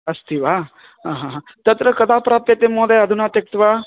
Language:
Sanskrit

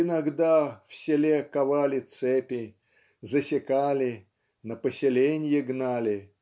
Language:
Russian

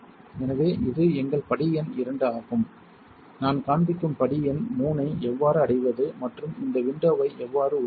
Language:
Tamil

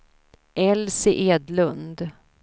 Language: Swedish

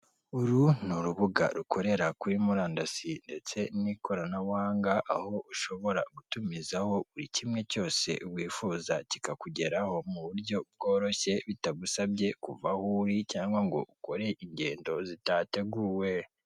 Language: Kinyarwanda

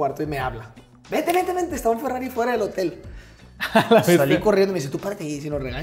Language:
Spanish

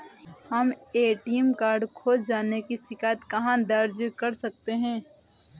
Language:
Hindi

